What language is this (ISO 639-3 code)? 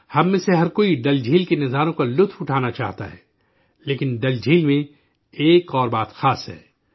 urd